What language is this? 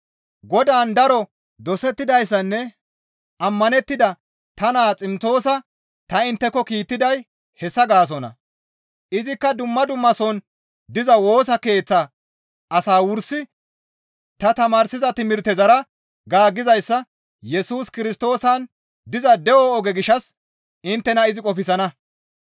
Gamo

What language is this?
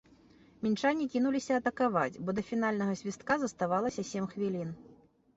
Belarusian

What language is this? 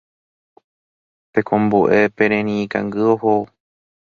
Guarani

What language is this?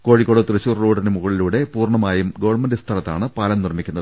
Malayalam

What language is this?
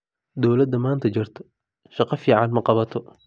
Somali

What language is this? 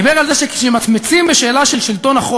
Hebrew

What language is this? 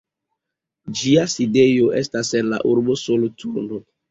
Esperanto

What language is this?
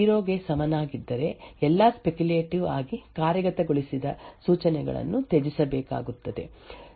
Kannada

